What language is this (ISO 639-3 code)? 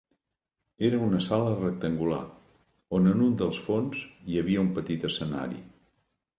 cat